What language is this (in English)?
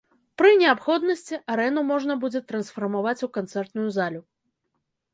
Belarusian